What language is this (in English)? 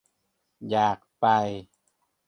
Thai